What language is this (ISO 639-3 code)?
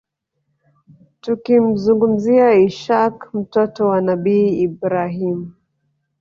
swa